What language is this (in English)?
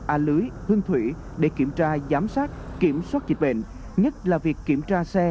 Vietnamese